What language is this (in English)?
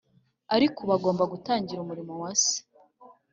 Kinyarwanda